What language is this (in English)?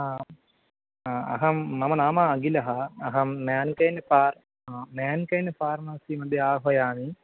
Sanskrit